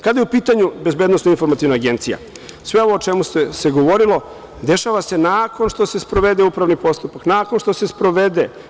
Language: Serbian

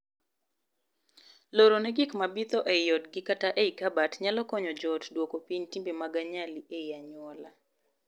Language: Luo (Kenya and Tanzania)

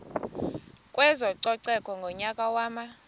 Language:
Xhosa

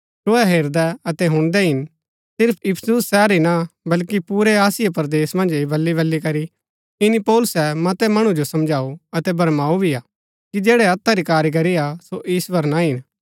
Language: Gaddi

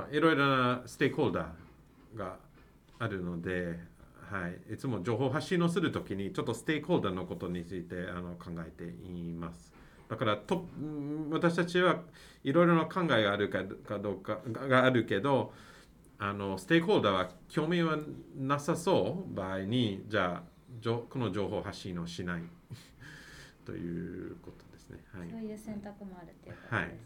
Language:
Japanese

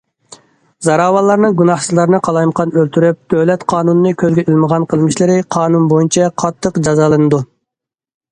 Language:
Uyghur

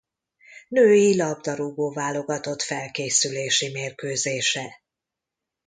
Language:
Hungarian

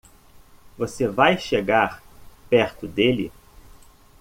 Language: Portuguese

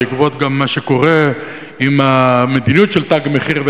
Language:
Hebrew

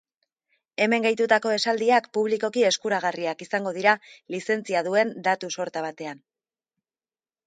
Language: Basque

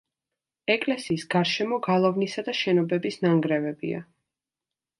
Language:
Georgian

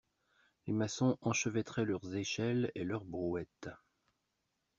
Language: French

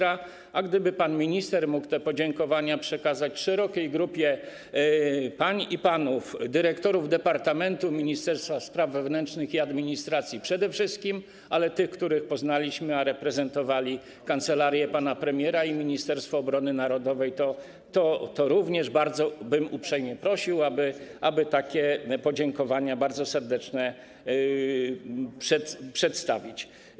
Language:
Polish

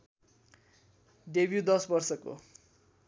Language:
Nepali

